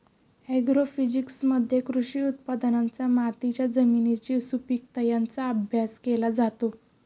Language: Marathi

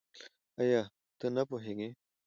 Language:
Pashto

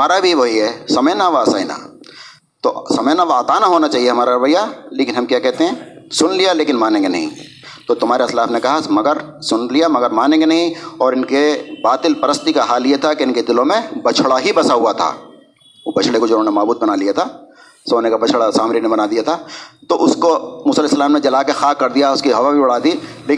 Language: Urdu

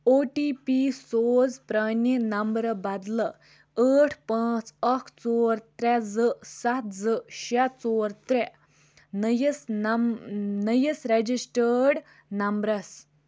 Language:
Kashmiri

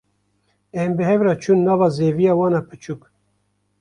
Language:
Kurdish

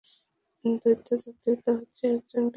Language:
Bangla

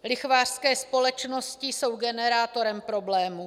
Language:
Czech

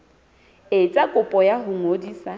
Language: Southern Sotho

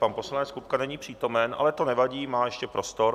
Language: Czech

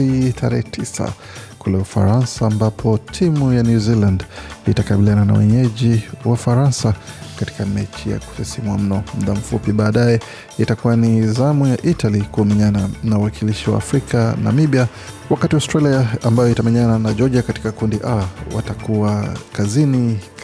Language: Swahili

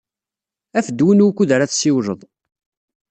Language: Kabyle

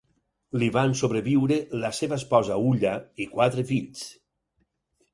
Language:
Catalan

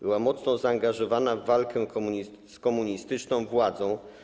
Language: Polish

